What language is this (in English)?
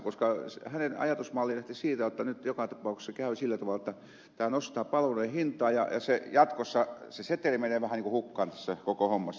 Finnish